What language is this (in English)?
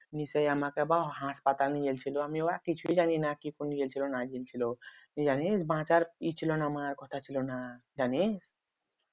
Bangla